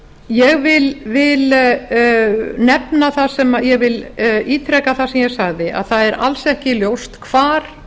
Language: Icelandic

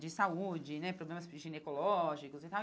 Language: Portuguese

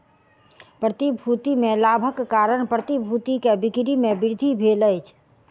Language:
Maithili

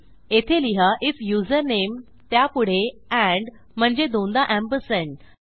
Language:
Marathi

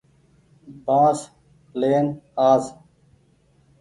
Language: Goaria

